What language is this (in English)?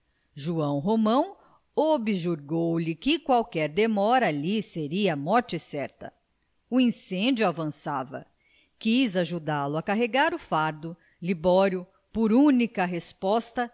Portuguese